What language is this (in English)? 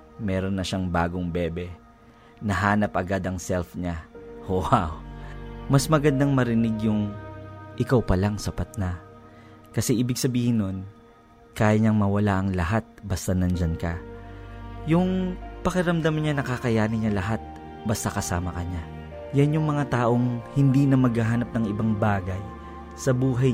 Filipino